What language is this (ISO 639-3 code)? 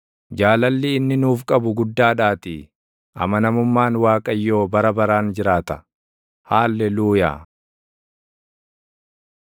orm